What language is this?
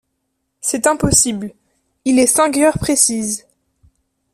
French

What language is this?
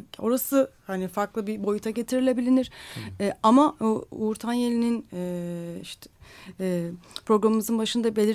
Turkish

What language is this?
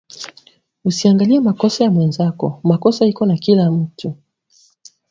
Swahili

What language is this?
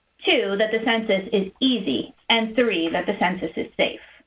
English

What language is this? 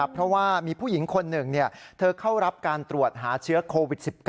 Thai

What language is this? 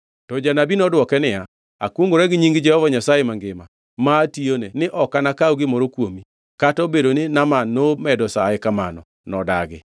Luo (Kenya and Tanzania)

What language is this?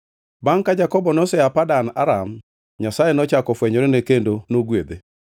Luo (Kenya and Tanzania)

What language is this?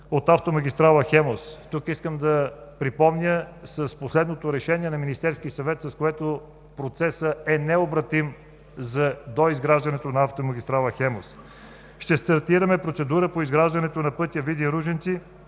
Bulgarian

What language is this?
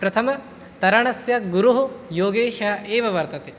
Sanskrit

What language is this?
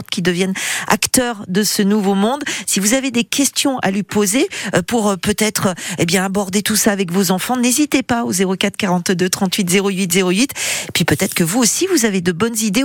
French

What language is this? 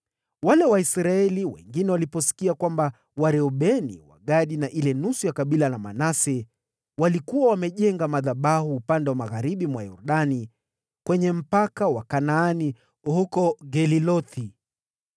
Swahili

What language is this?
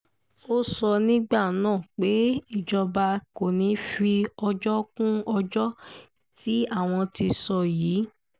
Yoruba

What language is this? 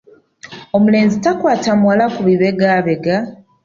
Ganda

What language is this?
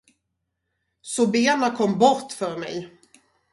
Swedish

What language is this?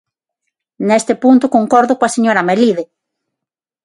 Galician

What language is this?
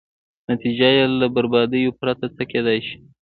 Pashto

